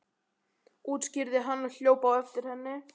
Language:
Icelandic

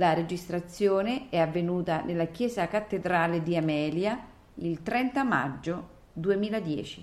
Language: Italian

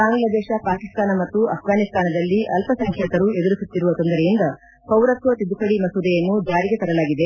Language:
Kannada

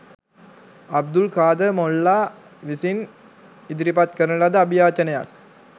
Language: Sinhala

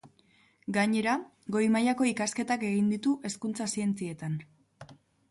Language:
Basque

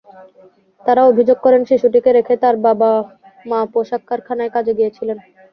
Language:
Bangla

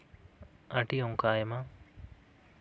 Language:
Santali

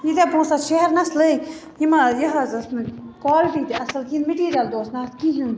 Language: Kashmiri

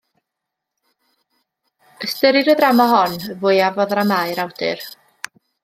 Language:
Welsh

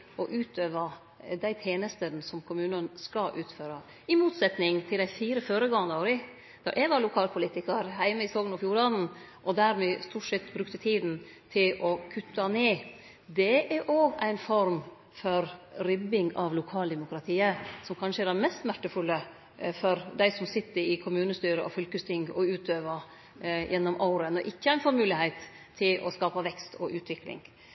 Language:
Norwegian Nynorsk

